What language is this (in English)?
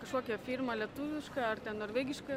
Lithuanian